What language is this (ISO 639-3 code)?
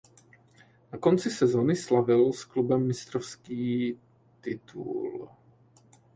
ces